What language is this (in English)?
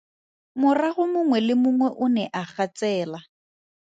Tswana